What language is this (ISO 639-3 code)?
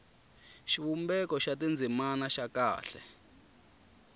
tso